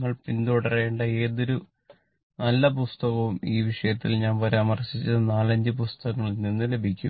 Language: Malayalam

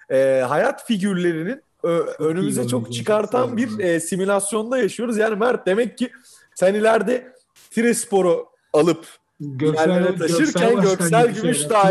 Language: Turkish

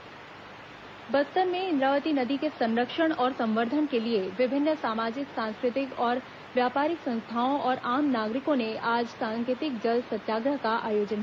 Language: Hindi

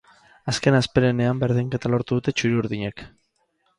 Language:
Basque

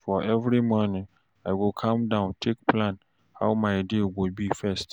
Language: Nigerian Pidgin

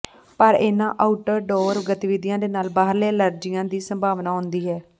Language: Punjabi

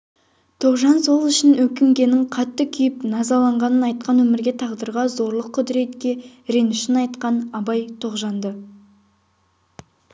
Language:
Kazakh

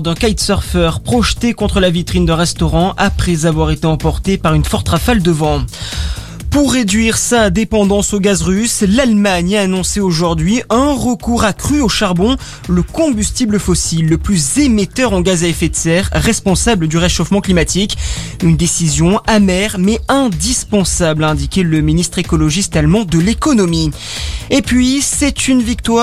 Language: French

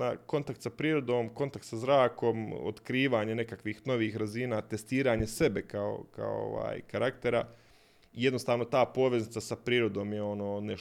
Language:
Croatian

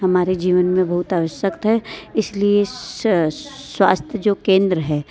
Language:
Hindi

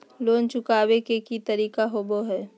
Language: Magahi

